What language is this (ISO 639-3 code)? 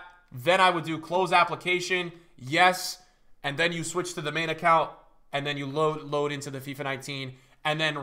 eng